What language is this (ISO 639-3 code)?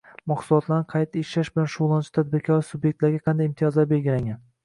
uzb